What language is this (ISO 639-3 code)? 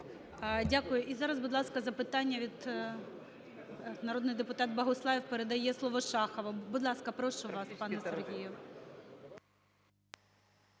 ukr